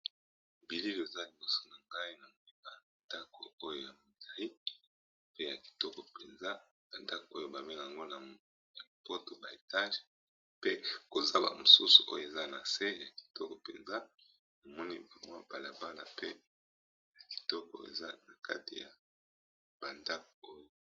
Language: Lingala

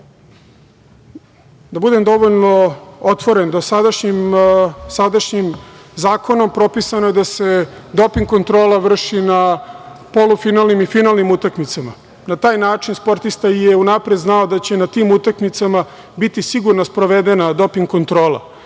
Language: Serbian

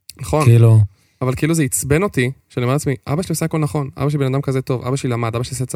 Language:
Hebrew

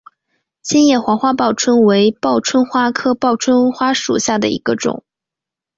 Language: Chinese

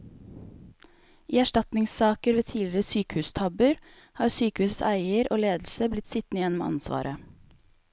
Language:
Norwegian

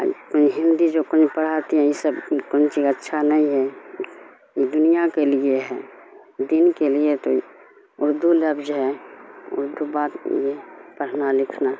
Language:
Urdu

